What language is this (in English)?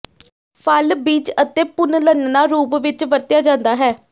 Punjabi